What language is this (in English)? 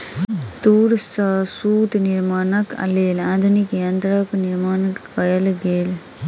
Maithili